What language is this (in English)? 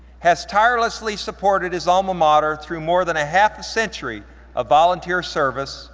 English